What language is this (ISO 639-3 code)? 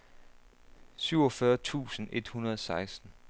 dan